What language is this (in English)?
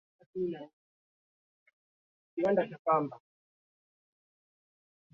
Swahili